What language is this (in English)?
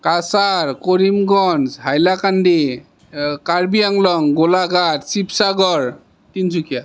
Assamese